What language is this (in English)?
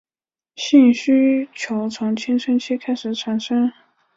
Chinese